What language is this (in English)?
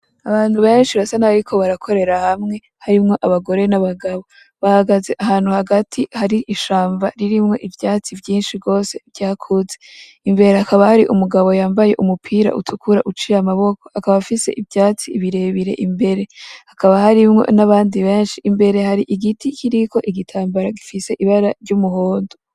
Rundi